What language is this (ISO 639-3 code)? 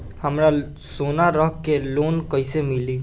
bho